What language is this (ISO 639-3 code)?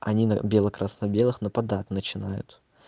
rus